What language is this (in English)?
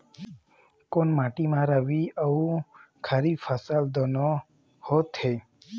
Chhattisgarhi